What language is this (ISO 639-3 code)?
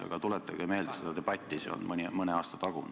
est